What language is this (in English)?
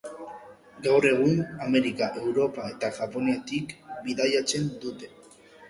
Basque